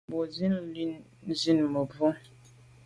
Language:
Medumba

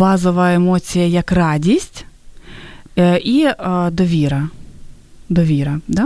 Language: Ukrainian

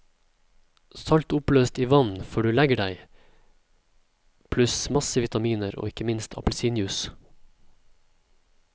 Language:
Norwegian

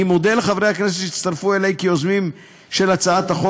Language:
Hebrew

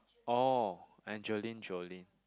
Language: English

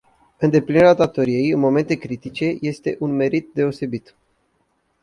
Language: Romanian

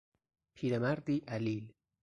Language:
Persian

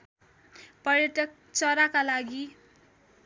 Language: Nepali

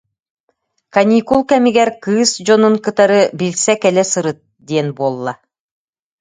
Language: Yakut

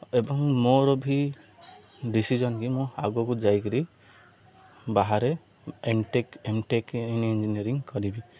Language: Odia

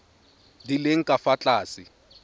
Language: Tswana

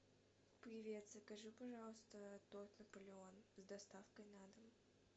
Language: Russian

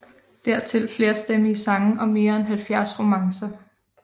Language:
Danish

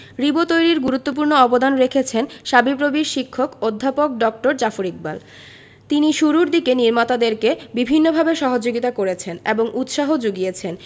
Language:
Bangla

